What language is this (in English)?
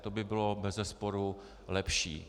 Czech